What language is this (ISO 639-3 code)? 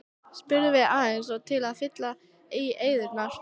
isl